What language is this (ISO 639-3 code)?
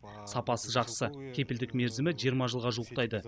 kaz